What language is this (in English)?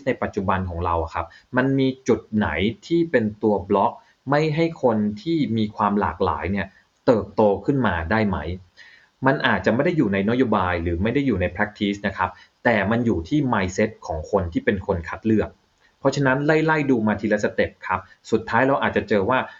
Thai